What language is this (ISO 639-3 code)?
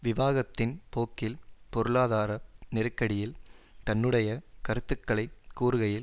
tam